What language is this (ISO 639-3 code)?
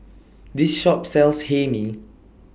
eng